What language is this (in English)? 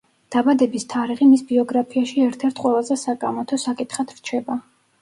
Georgian